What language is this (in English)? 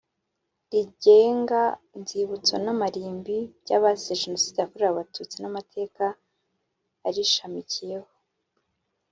Kinyarwanda